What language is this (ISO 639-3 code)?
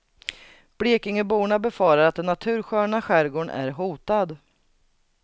swe